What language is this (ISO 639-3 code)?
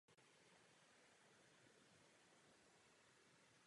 ces